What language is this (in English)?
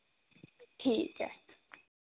Dogri